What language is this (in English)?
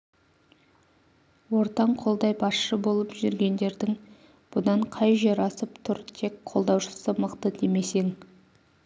Kazakh